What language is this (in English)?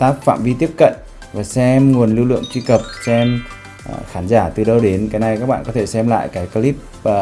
Vietnamese